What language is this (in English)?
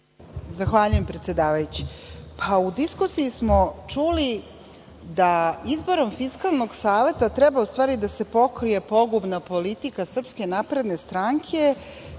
Serbian